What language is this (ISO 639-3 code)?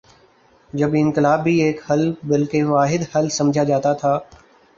urd